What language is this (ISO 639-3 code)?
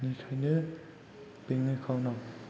brx